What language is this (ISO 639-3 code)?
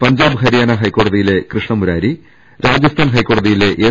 mal